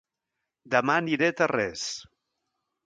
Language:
Catalan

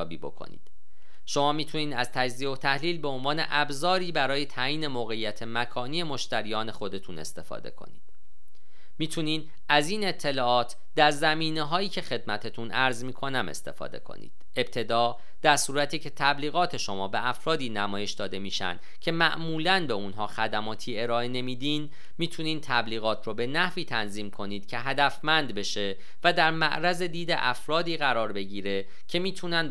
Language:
Persian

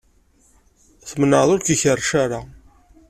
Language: Kabyle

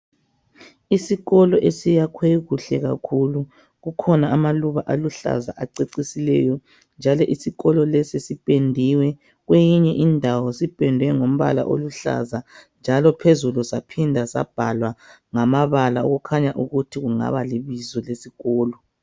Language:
North Ndebele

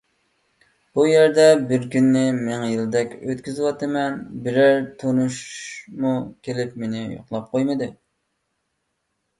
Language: Uyghur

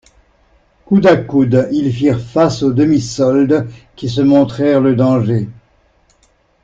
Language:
French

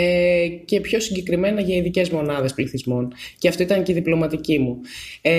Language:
Greek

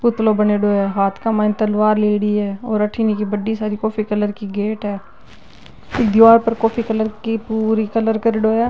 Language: Marwari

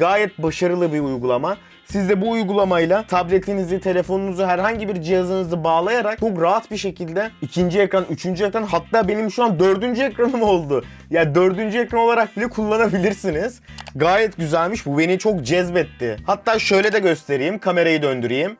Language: Turkish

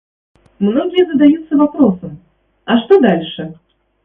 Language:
Russian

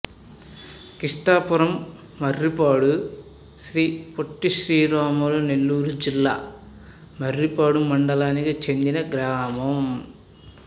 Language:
Telugu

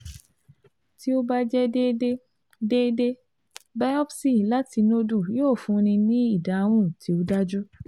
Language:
Yoruba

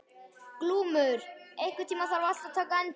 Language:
Icelandic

